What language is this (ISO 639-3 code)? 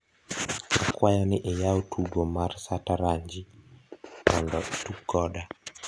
luo